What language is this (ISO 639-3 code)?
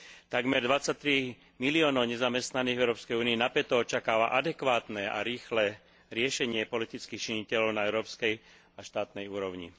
slk